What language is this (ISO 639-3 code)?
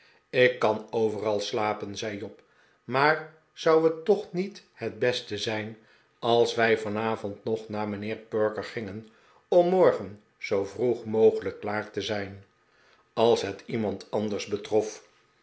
nld